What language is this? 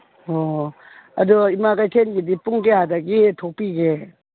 Manipuri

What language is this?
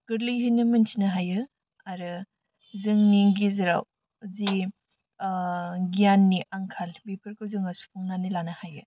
Bodo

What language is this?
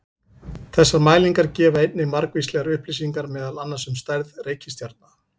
Icelandic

